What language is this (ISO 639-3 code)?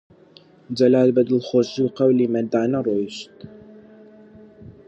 ckb